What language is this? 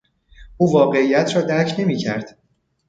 Persian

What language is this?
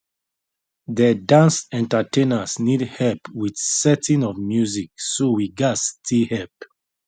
Nigerian Pidgin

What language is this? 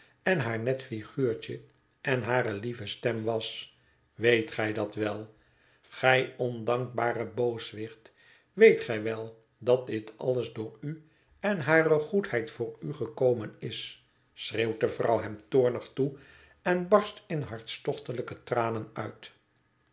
Dutch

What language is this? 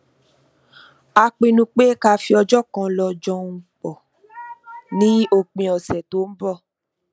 Yoruba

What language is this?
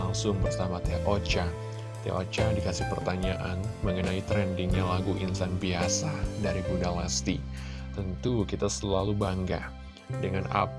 Indonesian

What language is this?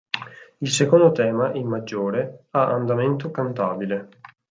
Italian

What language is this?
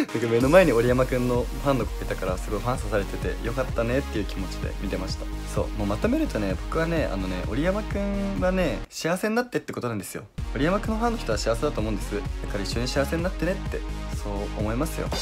Japanese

